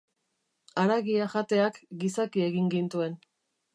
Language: Basque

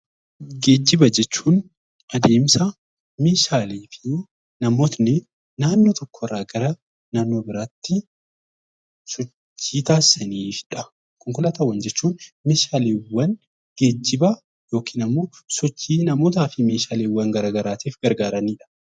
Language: Oromo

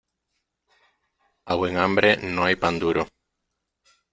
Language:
Spanish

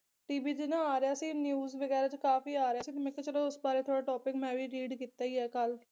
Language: Punjabi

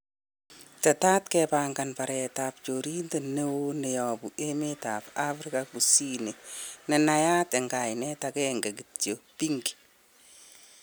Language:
Kalenjin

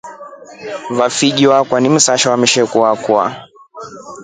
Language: Rombo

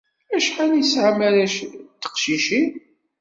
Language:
Kabyle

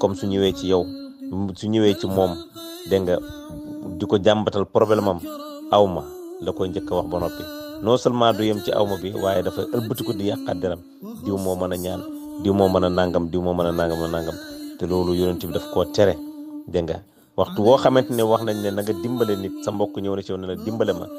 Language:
Dutch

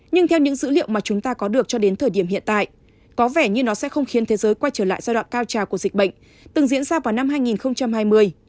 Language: Vietnamese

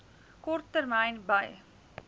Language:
Afrikaans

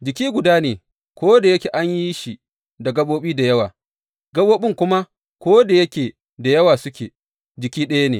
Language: Hausa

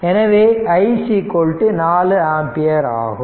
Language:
Tamil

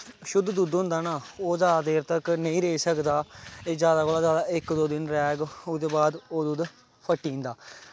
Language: Dogri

